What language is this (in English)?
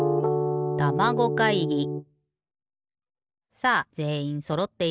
Japanese